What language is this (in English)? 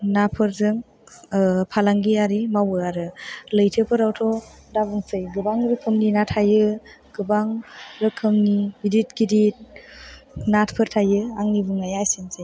Bodo